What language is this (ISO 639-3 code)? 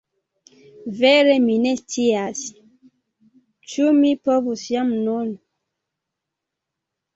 epo